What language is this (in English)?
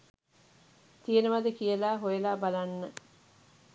Sinhala